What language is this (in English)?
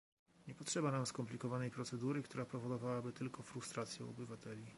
Polish